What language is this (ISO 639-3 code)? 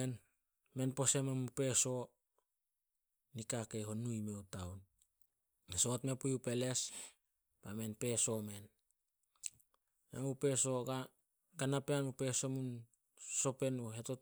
sol